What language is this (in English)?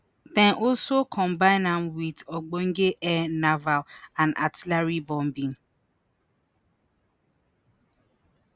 Nigerian Pidgin